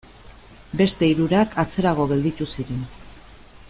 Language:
Basque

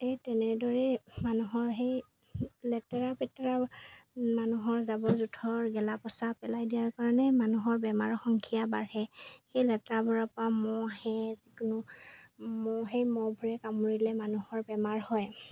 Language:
Assamese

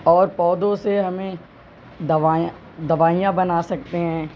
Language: Urdu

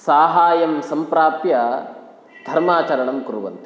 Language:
Sanskrit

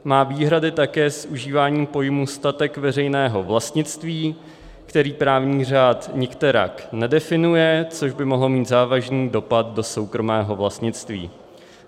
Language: Czech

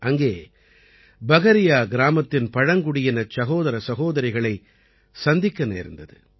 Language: Tamil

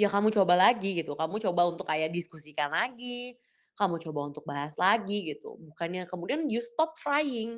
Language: Indonesian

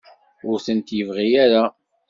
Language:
Kabyle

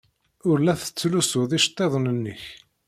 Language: Kabyle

